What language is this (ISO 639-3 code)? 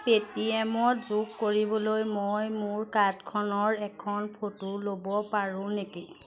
asm